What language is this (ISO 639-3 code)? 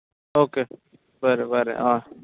kok